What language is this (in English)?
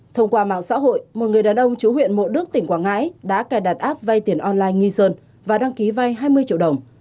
Vietnamese